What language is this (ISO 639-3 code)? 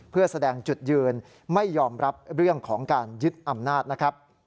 tha